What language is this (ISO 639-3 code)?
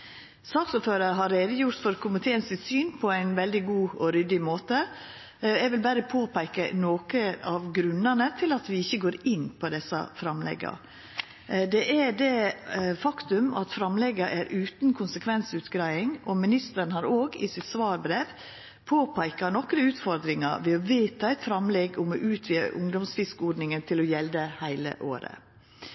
nno